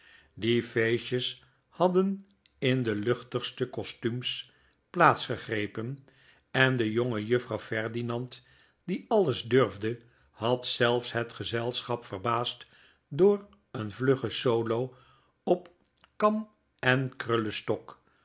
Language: Dutch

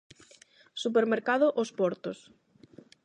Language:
Galician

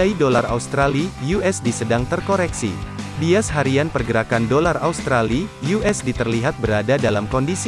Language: Indonesian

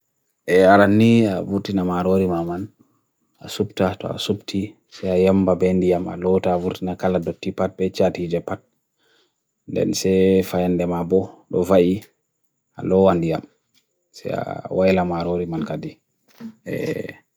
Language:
Bagirmi Fulfulde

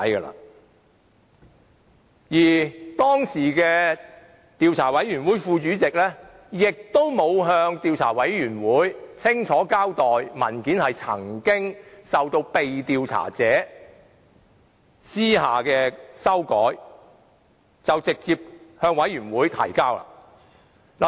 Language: Cantonese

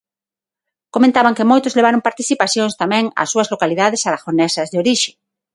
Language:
Galician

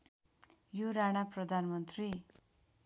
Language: Nepali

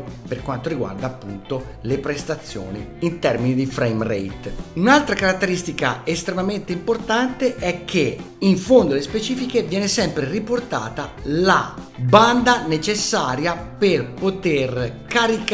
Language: Italian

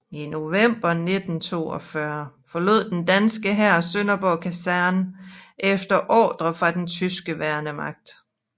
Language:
Danish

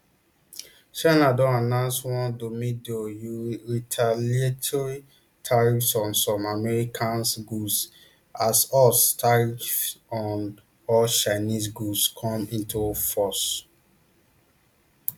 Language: Nigerian Pidgin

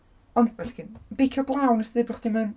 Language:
Welsh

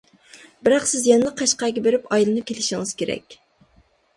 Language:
Uyghur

